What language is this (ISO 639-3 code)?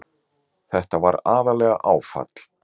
isl